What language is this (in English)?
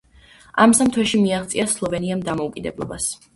Georgian